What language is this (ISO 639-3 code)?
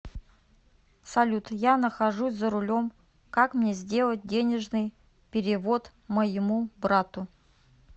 rus